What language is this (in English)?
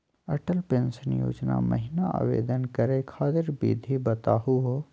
Magahi